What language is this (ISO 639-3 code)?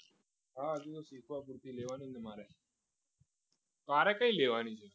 guj